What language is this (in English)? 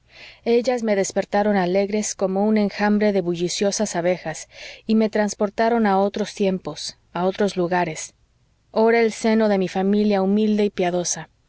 Spanish